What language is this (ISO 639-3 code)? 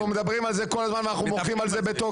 heb